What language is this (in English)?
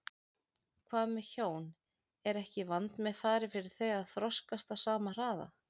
Icelandic